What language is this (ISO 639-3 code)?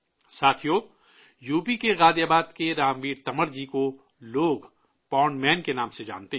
urd